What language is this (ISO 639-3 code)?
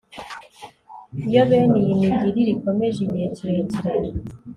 kin